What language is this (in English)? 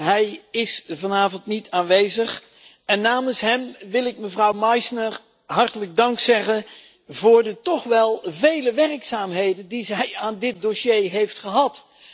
Dutch